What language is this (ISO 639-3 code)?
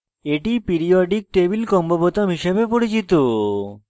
ben